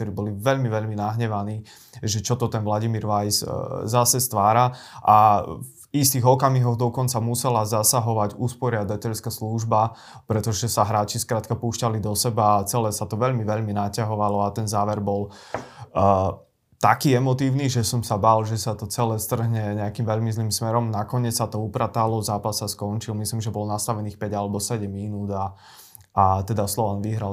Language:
Slovak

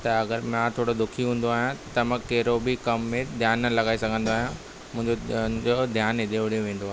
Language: Sindhi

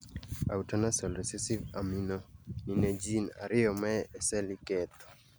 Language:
Luo (Kenya and Tanzania)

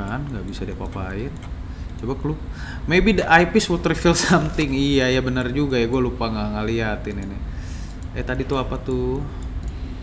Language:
Indonesian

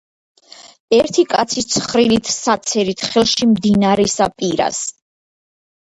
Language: Georgian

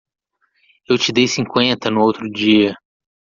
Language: Portuguese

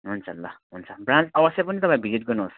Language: Nepali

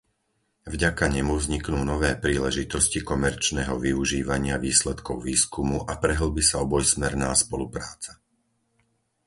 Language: Slovak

